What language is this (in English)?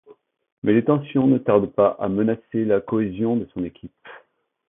French